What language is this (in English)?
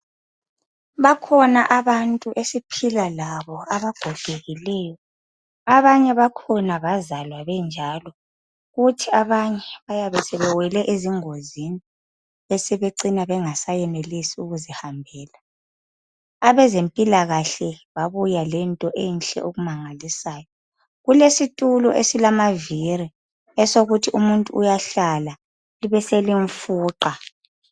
North Ndebele